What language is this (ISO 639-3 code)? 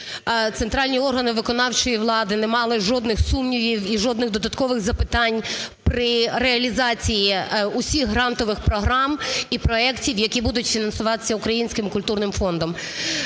ukr